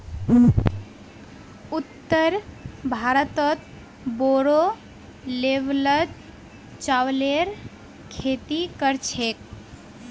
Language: Magahi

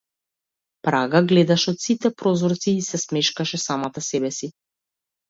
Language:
Macedonian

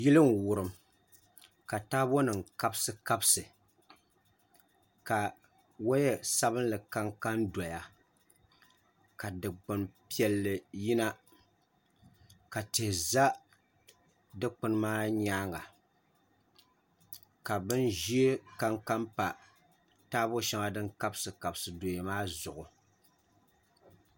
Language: Dagbani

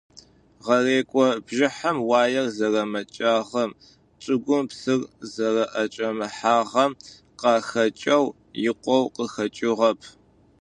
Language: Adyghe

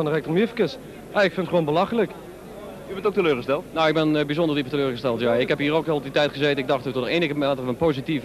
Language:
Dutch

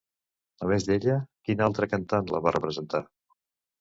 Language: Catalan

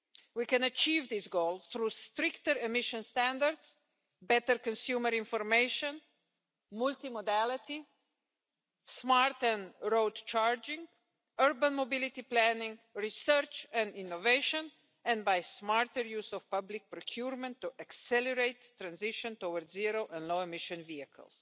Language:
English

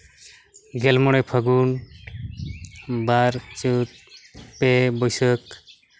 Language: Santali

